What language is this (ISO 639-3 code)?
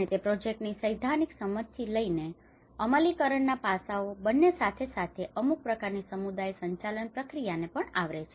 guj